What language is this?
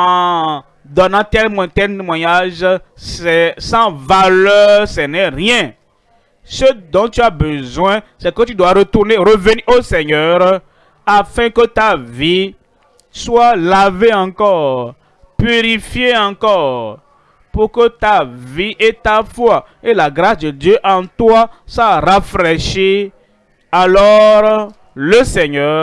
French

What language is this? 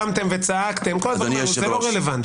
Hebrew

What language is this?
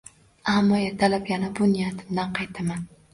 Uzbek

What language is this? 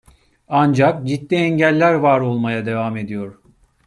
Turkish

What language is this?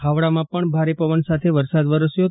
Gujarati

